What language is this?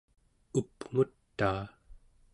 Central Yupik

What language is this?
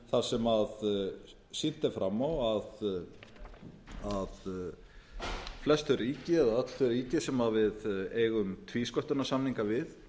Icelandic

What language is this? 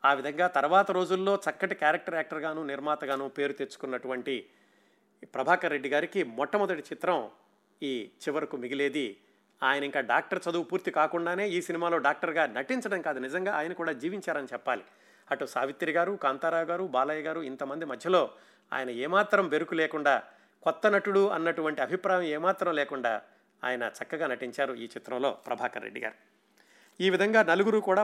Telugu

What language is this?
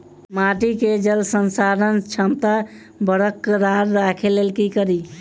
Maithili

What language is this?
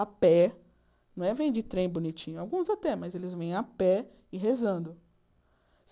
Portuguese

